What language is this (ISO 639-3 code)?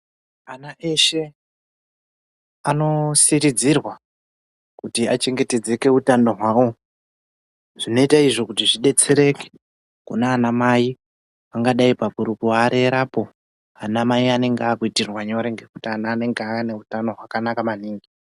ndc